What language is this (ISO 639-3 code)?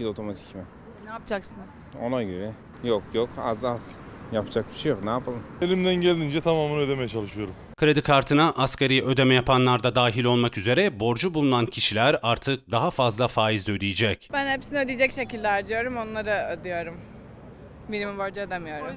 tur